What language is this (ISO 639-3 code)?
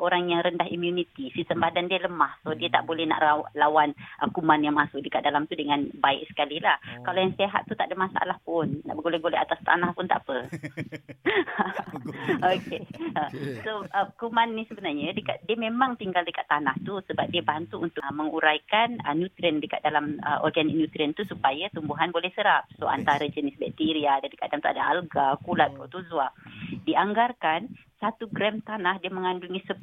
msa